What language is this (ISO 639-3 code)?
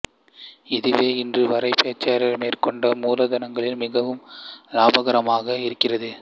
tam